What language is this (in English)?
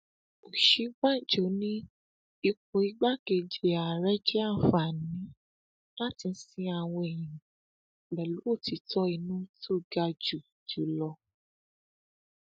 Yoruba